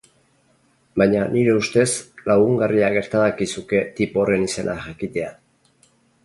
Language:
Basque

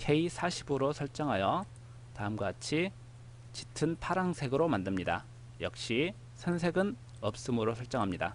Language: Korean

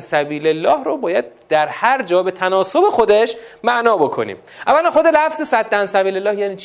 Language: Persian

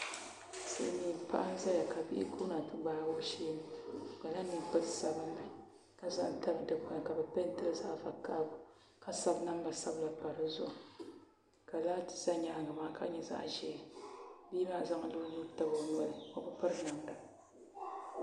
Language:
Dagbani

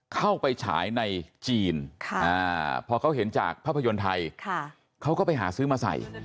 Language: Thai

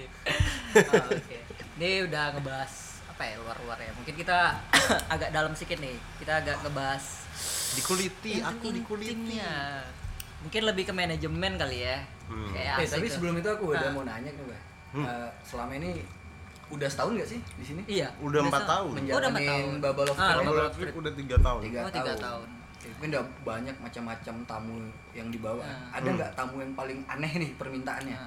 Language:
Indonesian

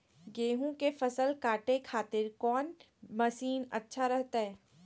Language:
Magahi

